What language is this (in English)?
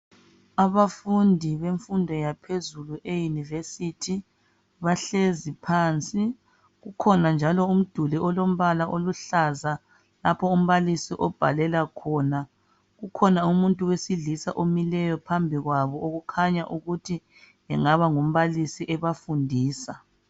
North Ndebele